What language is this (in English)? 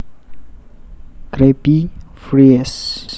Javanese